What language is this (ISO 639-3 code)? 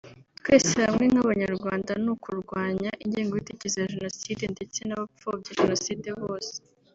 kin